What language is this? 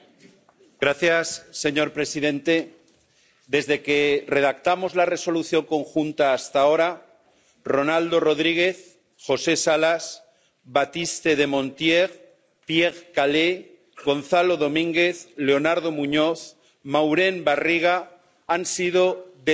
Spanish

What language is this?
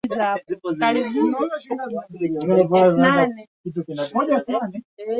Swahili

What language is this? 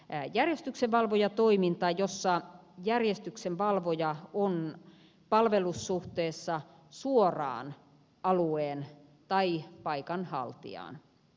Finnish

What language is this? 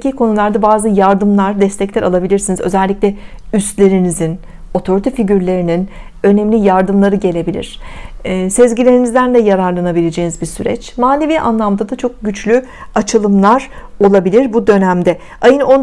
Turkish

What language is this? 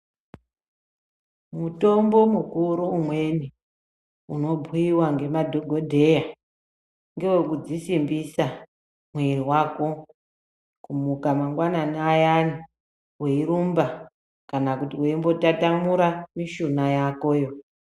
Ndau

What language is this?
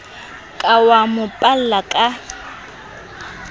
Southern Sotho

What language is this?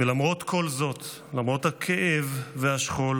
Hebrew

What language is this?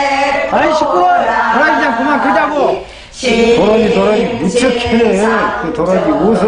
Korean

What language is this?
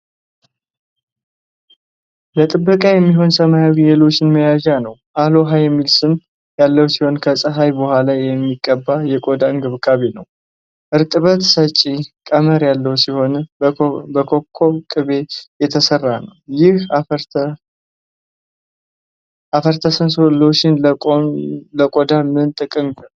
Amharic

